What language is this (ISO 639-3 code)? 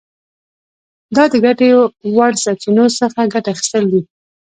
pus